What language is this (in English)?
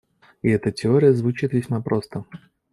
Russian